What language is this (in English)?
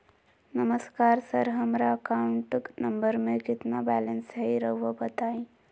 Magahi